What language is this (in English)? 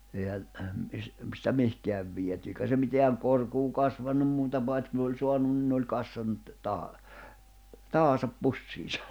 Finnish